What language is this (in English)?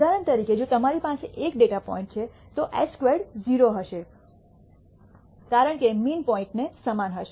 Gujarati